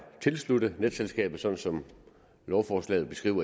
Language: Danish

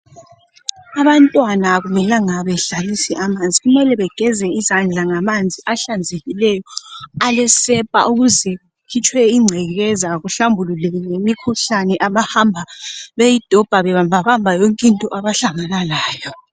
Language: North Ndebele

